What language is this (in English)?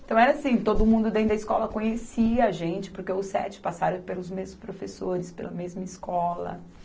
Portuguese